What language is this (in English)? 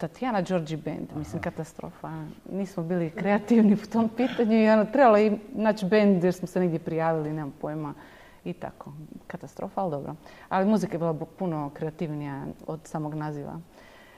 Croatian